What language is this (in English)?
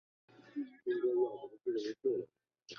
Chinese